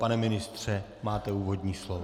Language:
Czech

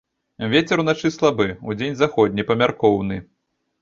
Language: Belarusian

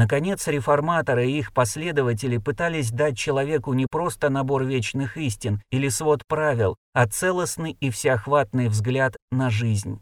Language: Russian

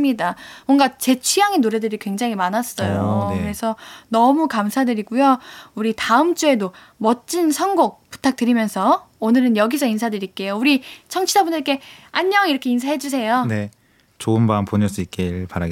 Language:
Korean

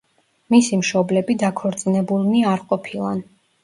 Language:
Georgian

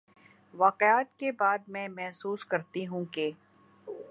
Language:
Urdu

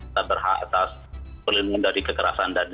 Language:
Indonesian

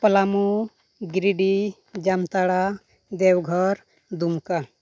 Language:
Santali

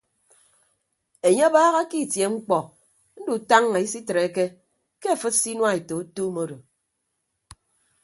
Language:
Ibibio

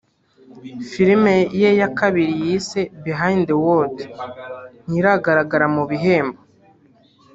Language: Kinyarwanda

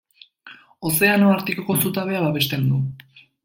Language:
Basque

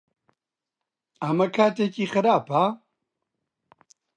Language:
Central Kurdish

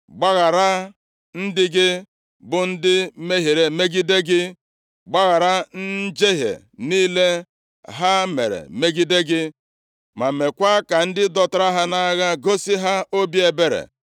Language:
Igbo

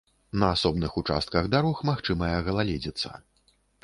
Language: Belarusian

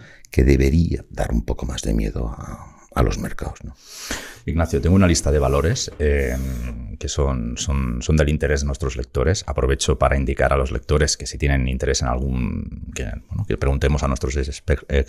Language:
Spanish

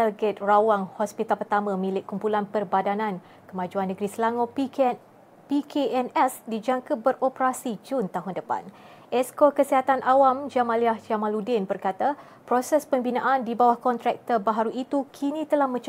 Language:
Malay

